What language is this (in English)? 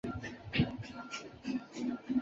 Chinese